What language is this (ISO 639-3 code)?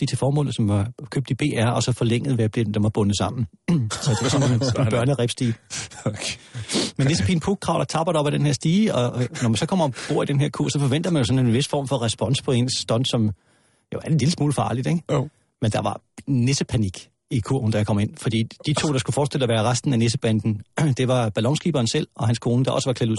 dan